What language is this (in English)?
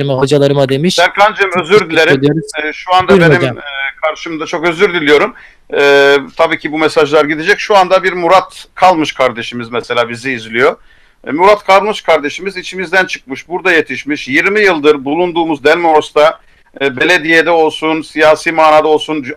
Turkish